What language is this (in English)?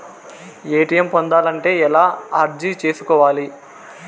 Telugu